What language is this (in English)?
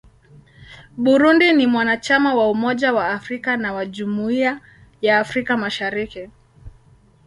Swahili